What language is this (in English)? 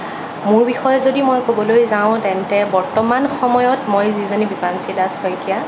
Assamese